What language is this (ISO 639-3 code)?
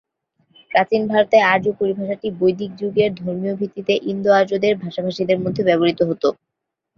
ben